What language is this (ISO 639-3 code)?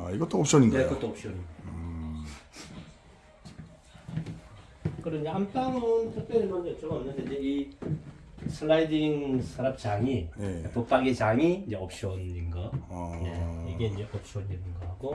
kor